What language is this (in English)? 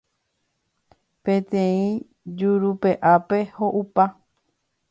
Guarani